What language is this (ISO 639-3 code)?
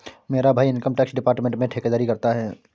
hin